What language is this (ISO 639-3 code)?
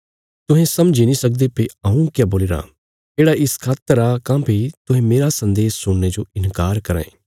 kfs